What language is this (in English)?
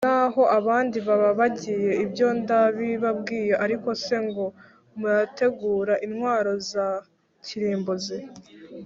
Kinyarwanda